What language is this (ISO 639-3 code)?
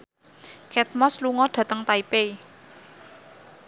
jav